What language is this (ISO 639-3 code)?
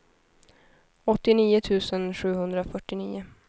swe